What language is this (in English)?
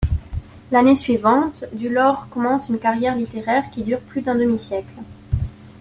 French